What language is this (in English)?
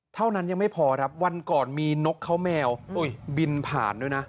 Thai